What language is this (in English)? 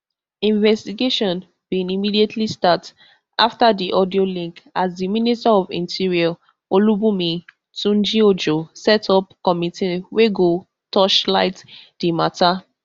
Nigerian Pidgin